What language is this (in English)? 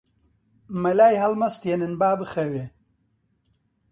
Central Kurdish